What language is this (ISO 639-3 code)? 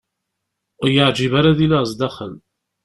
kab